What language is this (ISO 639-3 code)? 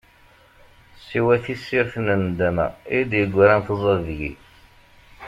kab